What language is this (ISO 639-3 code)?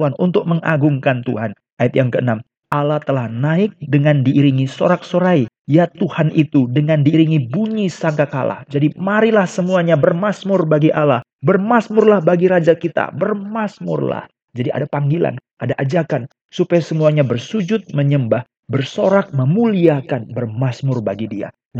ind